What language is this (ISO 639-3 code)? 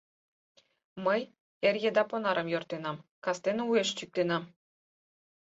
chm